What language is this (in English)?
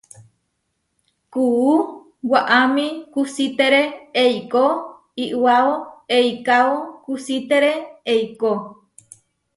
Huarijio